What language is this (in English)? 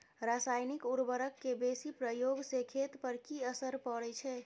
Maithili